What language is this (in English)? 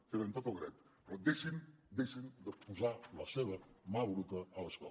Catalan